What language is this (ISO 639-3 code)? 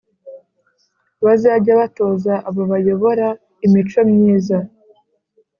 kin